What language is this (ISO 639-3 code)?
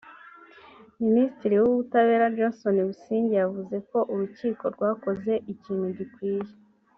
kin